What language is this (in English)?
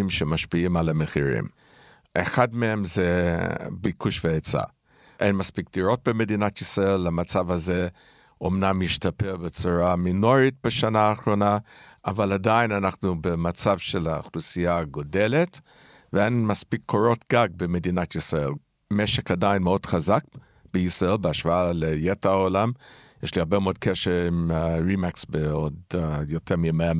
Hebrew